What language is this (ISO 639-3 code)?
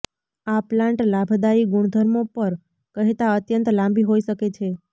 guj